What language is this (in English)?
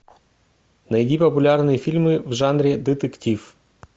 Russian